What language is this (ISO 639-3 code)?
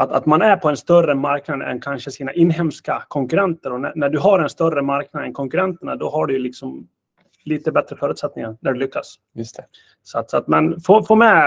swe